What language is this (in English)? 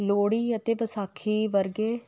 Punjabi